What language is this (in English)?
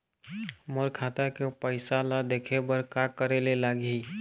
Chhattisgarhi